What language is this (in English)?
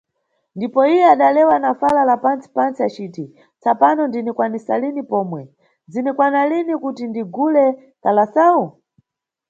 Nyungwe